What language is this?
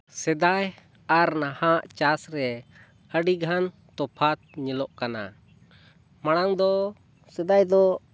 Santali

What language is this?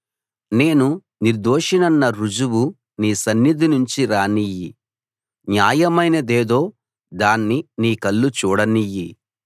Telugu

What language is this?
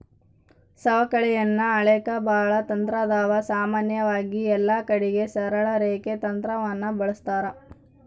Kannada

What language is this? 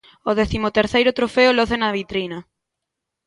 Galician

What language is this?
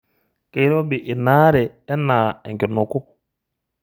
Masai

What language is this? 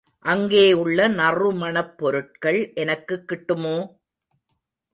Tamil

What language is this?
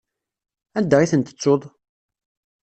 Kabyle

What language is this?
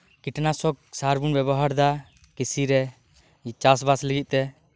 Santali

